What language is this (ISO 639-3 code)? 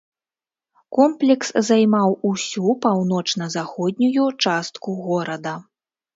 bel